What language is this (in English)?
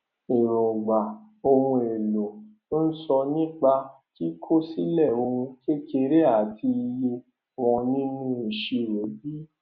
Yoruba